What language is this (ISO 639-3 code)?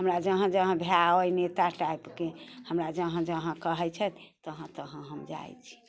mai